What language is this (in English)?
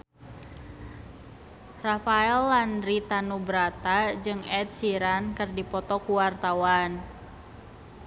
Sundanese